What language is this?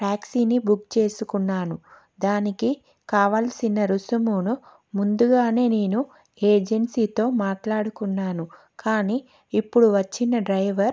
Telugu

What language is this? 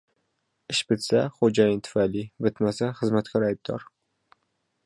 Uzbek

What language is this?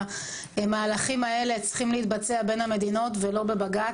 Hebrew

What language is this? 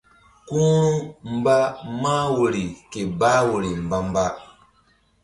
Mbum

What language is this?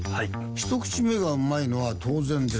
Japanese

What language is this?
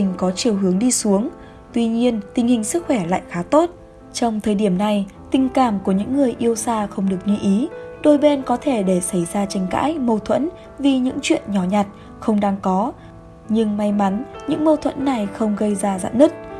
Vietnamese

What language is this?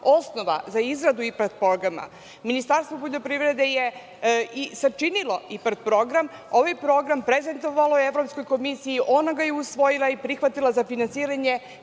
Serbian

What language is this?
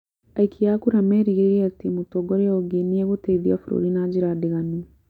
Kikuyu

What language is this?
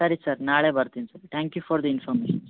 Kannada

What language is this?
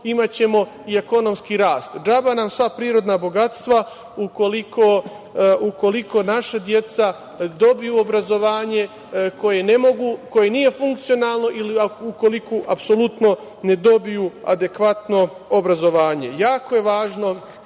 Serbian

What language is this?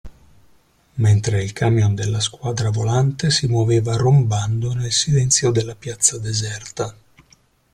Italian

